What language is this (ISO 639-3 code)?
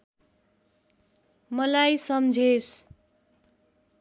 nep